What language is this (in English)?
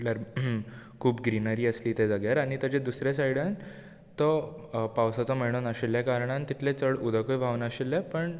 Konkani